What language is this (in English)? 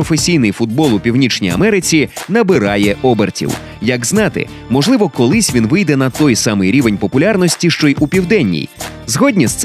Ukrainian